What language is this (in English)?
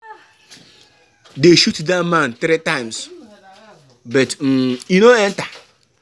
Nigerian Pidgin